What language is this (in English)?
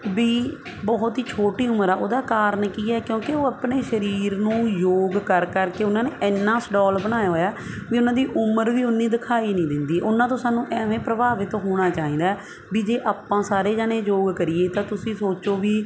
Punjabi